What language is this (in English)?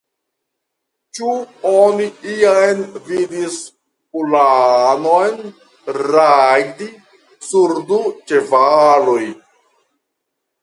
Esperanto